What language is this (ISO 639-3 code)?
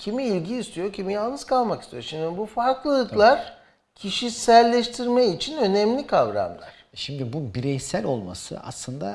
tur